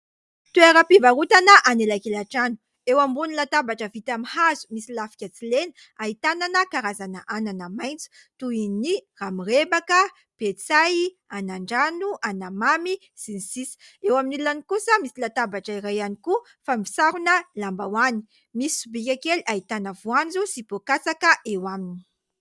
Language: Malagasy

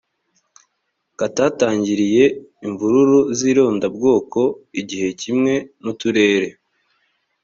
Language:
Kinyarwanda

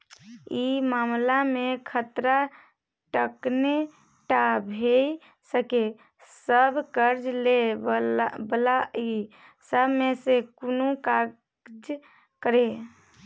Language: Maithili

